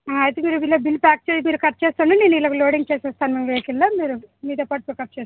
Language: Telugu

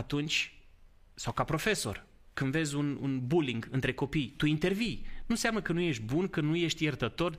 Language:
Romanian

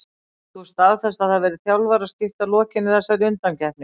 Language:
Icelandic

